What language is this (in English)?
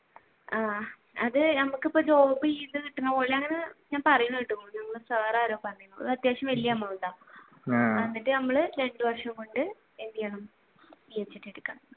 Malayalam